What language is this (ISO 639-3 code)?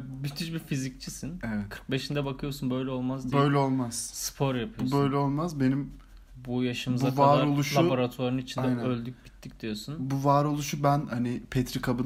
tur